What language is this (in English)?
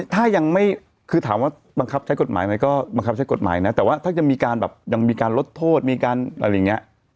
Thai